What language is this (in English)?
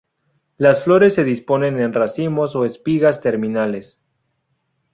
Spanish